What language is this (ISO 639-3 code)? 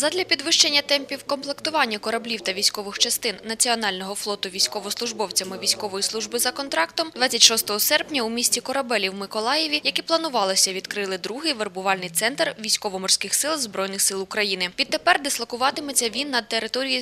ukr